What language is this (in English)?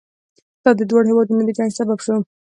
Pashto